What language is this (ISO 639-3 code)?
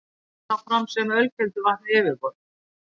isl